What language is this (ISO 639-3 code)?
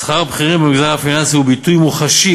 heb